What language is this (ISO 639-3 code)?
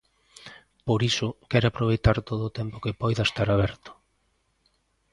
glg